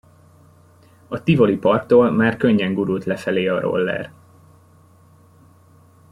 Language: Hungarian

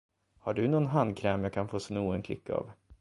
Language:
Swedish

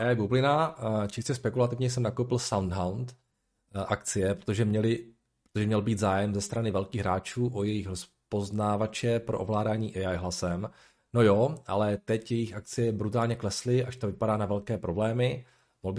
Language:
Czech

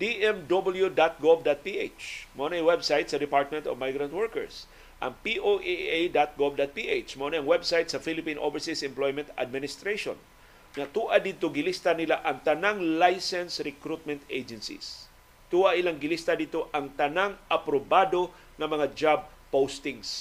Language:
Filipino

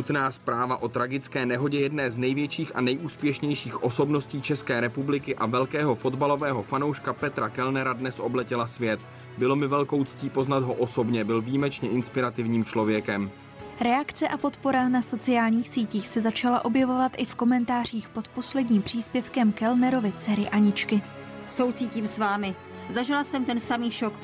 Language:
Czech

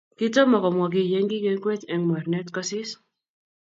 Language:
Kalenjin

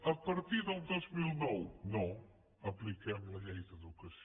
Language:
Catalan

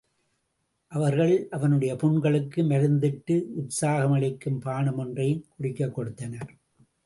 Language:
Tamil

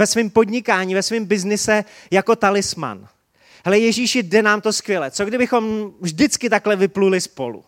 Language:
Czech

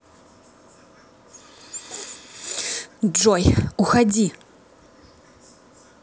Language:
Russian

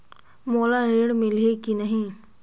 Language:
Chhattisgarhi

